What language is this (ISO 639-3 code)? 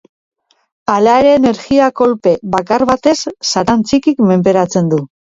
eus